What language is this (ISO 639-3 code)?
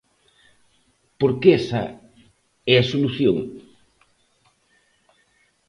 glg